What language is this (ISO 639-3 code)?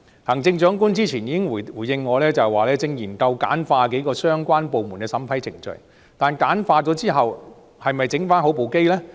yue